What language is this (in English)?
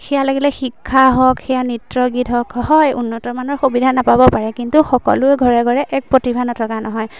Assamese